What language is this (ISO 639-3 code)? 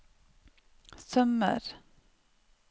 nor